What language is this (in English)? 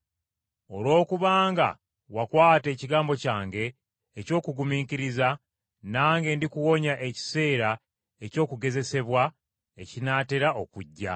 Ganda